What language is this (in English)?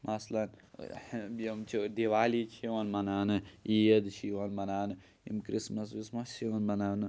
Kashmiri